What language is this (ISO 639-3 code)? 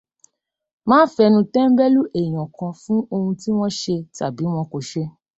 yor